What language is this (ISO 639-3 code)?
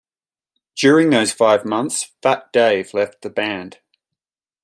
eng